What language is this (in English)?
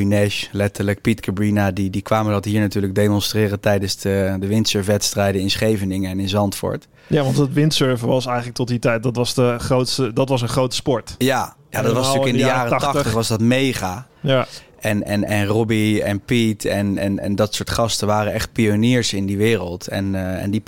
Dutch